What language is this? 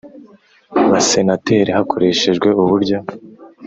Kinyarwanda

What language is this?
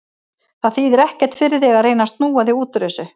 Icelandic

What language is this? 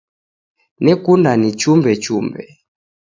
Taita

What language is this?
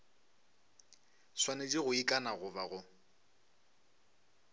Northern Sotho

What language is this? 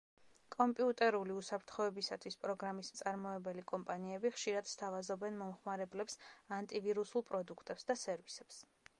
Georgian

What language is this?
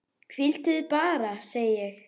Icelandic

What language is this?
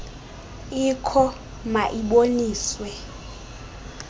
Xhosa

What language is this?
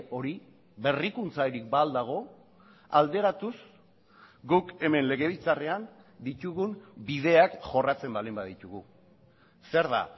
Basque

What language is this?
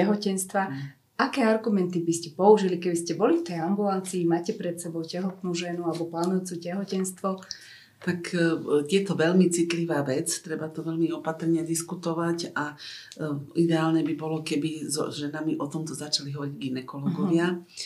Slovak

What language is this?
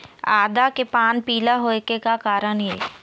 Chhattisgarhi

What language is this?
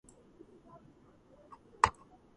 Georgian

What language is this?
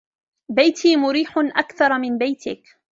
Arabic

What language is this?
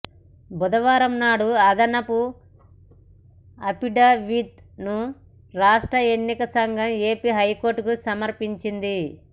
Telugu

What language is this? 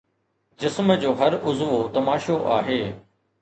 Sindhi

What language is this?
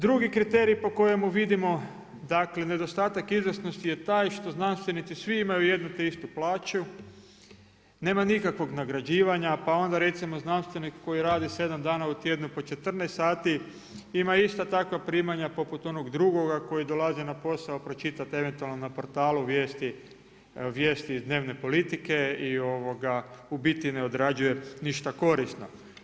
Croatian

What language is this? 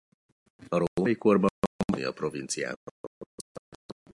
Hungarian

